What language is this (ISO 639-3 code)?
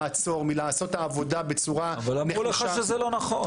heb